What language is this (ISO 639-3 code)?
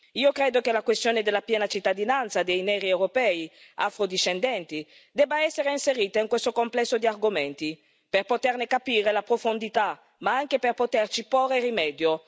ita